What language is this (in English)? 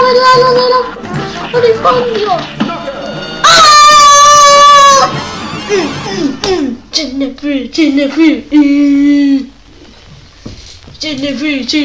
Spanish